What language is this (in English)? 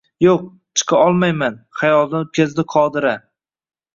Uzbek